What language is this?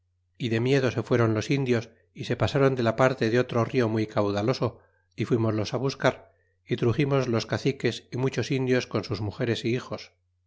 Spanish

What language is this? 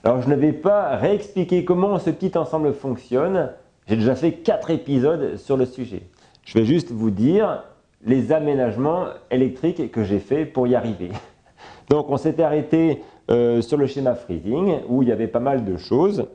French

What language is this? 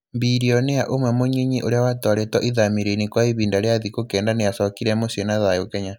Kikuyu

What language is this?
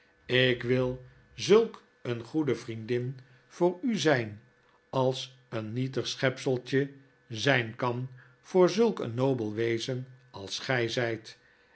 Dutch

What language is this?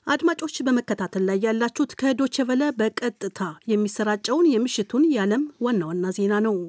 Amharic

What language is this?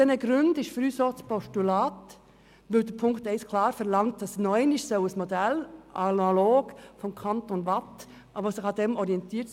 Swiss German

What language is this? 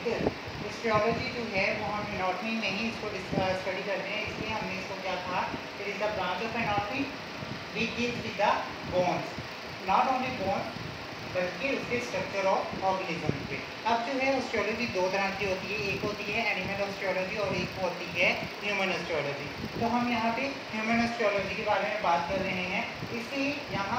Hindi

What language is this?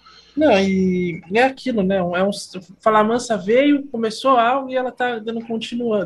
Portuguese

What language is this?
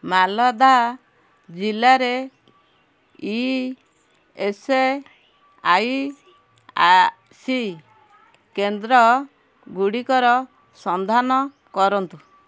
Odia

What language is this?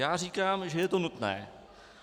Czech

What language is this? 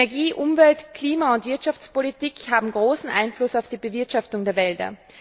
German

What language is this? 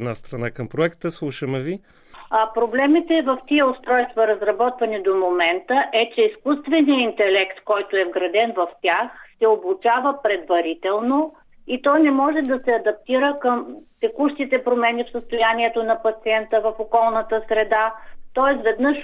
Bulgarian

